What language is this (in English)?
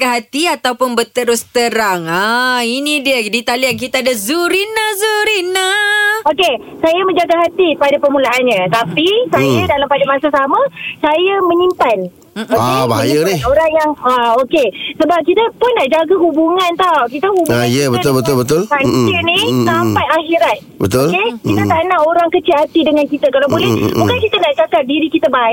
Malay